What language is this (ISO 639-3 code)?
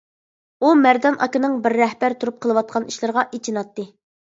uig